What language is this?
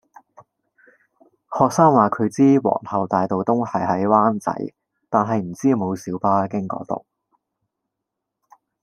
Cantonese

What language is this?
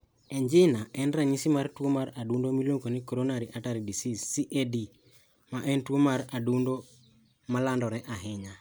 Luo (Kenya and Tanzania)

